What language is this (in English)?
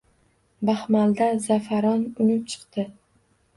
Uzbek